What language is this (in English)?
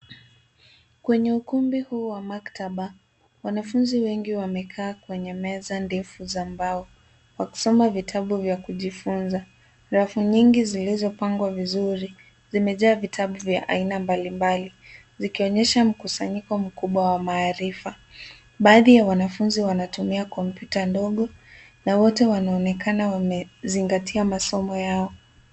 Swahili